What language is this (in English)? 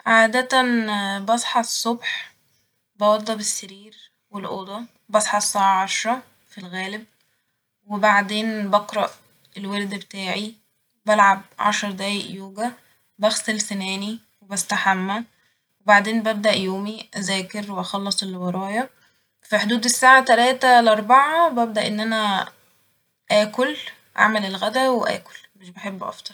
Egyptian Arabic